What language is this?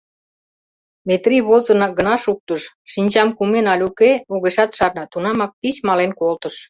Mari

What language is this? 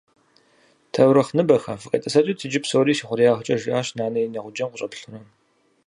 Kabardian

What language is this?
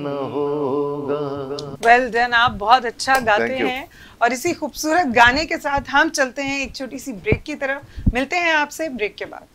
Hindi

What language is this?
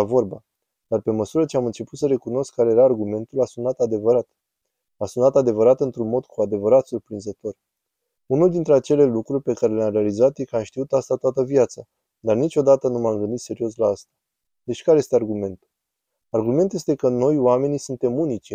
Romanian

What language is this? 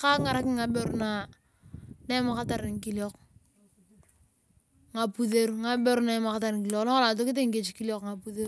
Turkana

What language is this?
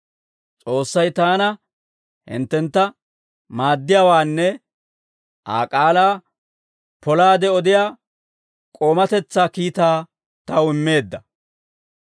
Dawro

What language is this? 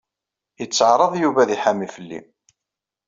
Kabyle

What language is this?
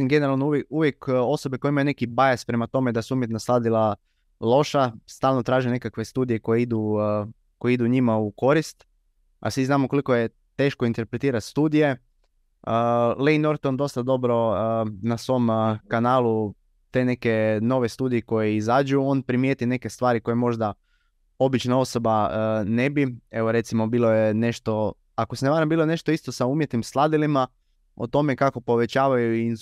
Croatian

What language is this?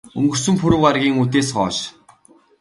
Mongolian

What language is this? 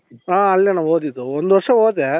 Kannada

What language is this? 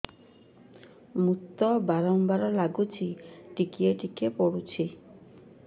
Odia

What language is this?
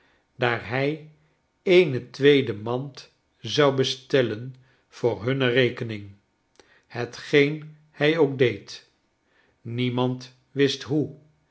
Dutch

